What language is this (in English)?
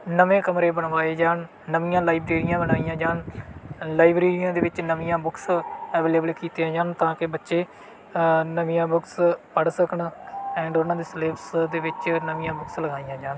Punjabi